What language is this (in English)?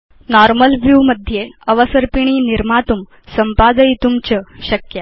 Sanskrit